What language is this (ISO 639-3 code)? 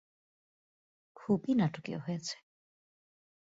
ben